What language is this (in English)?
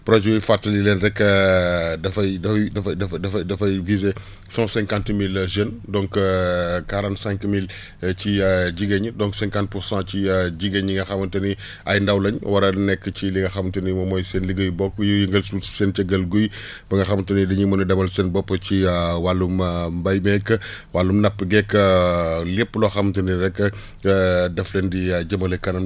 Wolof